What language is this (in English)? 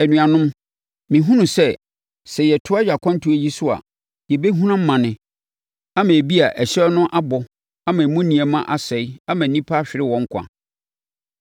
Akan